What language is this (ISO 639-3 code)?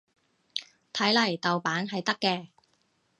yue